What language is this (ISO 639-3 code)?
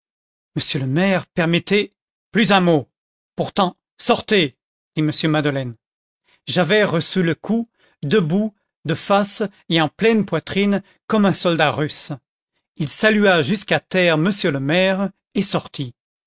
fra